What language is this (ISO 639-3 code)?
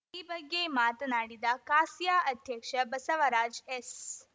kan